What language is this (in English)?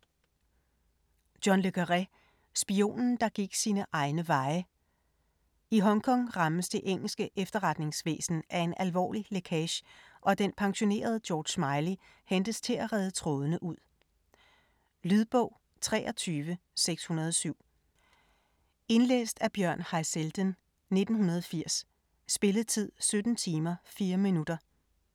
Danish